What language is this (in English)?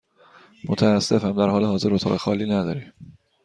Persian